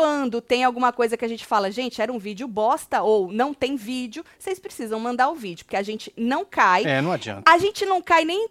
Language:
Portuguese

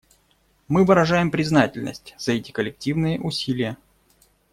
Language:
Russian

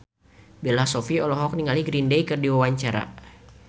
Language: Sundanese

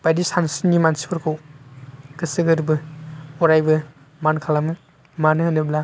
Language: Bodo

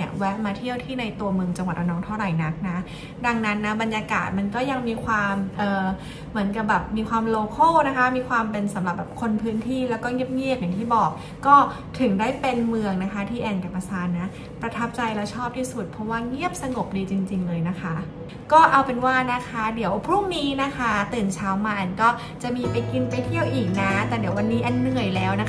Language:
Thai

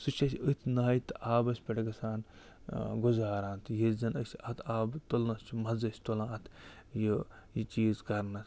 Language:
Kashmiri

